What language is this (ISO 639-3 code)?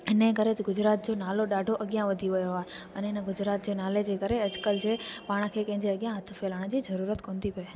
snd